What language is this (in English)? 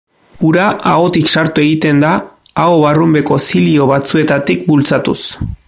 Basque